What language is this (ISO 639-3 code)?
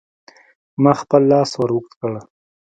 pus